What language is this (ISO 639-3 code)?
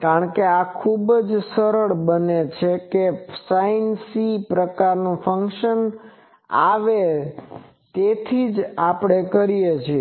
guj